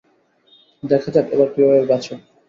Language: Bangla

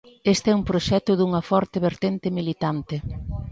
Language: Galician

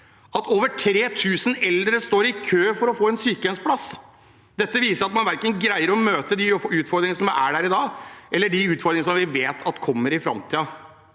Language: Norwegian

